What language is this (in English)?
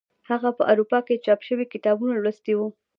Pashto